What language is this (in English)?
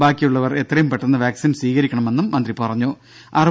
Malayalam